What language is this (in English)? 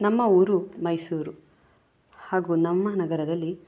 Kannada